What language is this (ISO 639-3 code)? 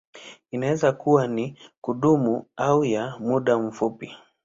swa